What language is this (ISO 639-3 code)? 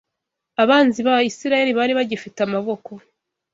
kin